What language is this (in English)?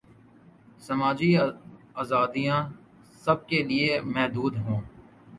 Urdu